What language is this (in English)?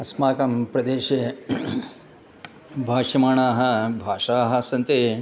Sanskrit